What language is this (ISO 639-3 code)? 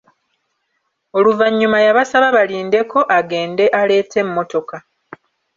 lug